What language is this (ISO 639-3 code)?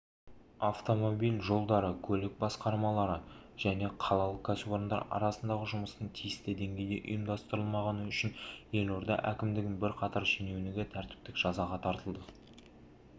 kaz